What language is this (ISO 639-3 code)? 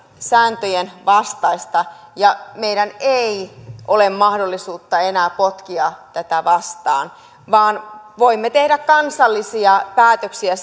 fin